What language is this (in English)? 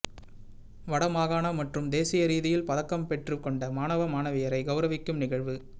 Tamil